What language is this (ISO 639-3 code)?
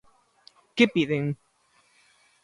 glg